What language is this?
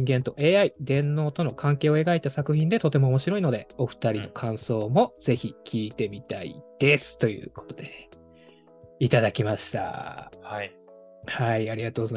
Japanese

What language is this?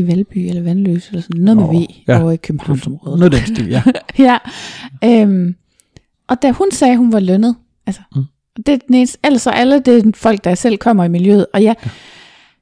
Danish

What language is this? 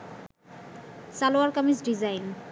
Bangla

